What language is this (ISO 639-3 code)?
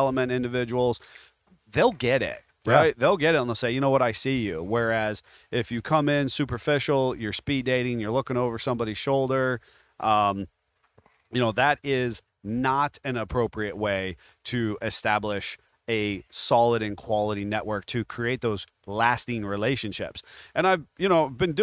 eng